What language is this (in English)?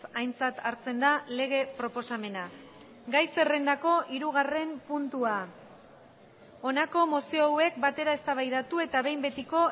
Basque